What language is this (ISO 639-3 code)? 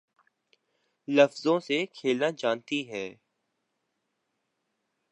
urd